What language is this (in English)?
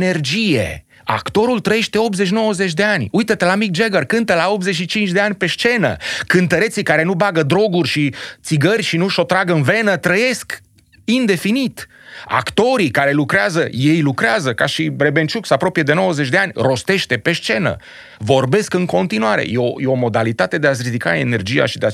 Romanian